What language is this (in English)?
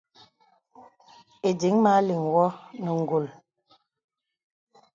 Bebele